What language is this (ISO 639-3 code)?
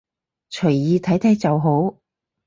yue